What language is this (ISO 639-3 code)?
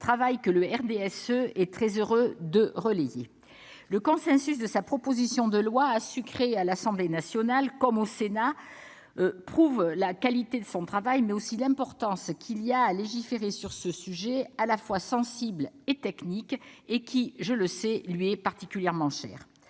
fra